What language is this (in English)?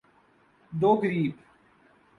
Urdu